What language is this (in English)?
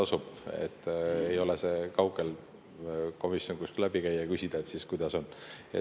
Estonian